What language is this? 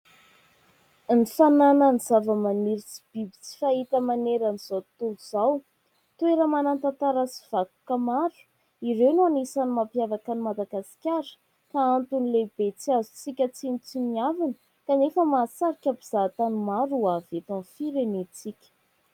Malagasy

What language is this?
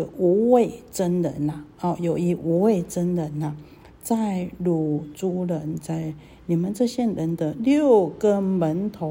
Chinese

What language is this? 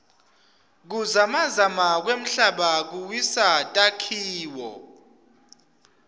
Swati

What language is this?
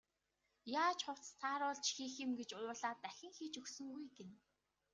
Mongolian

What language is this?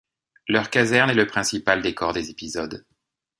French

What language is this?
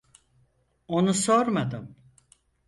Turkish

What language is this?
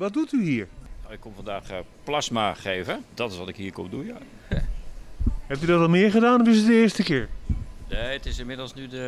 Dutch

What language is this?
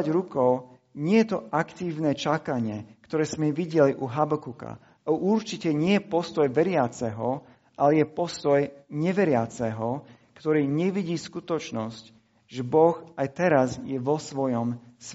Slovak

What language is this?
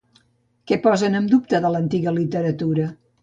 Catalan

